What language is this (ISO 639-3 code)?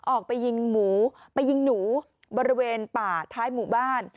tha